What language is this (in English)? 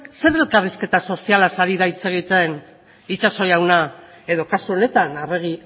Basque